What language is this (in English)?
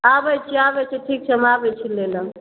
Maithili